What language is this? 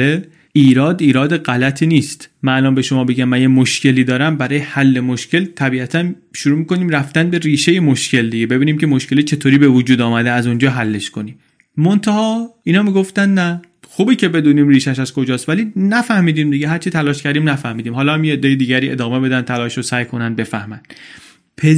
Persian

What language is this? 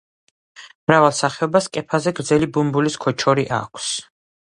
Georgian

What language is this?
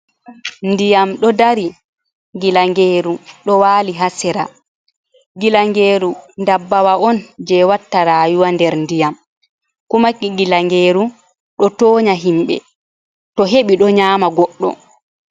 Fula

